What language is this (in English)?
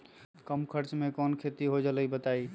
Magahi